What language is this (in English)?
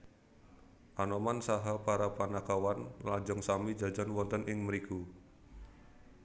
Javanese